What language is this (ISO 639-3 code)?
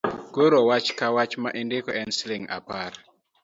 luo